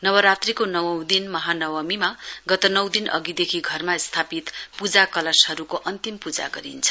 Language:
Nepali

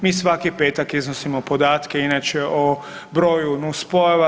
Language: Croatian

